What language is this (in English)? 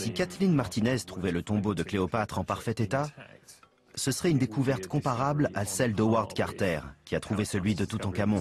French